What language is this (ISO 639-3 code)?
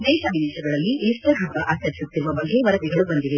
kan